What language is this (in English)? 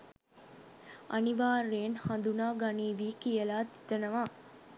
Sinhala